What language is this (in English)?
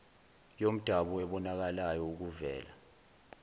Zulu